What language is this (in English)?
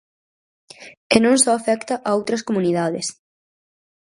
Galician